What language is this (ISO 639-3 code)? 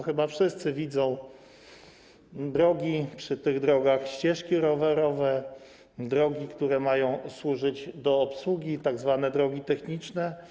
pol